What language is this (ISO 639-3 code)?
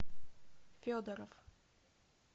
rus